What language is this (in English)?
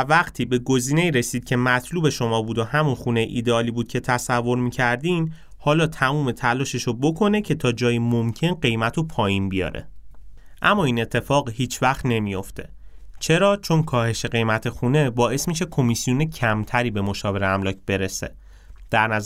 Persian